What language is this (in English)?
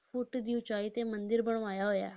Punjabi